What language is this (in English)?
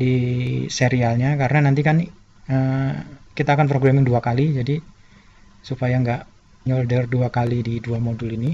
Indonesian